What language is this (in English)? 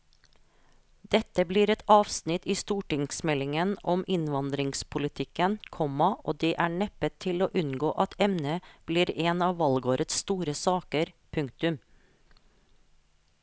Norwegian